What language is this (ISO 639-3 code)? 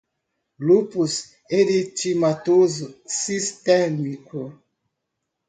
por